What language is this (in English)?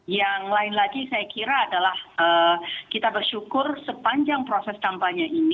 Indonesian